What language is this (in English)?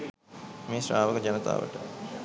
Sinhala